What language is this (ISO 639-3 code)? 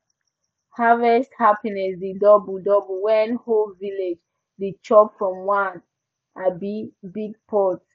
pcm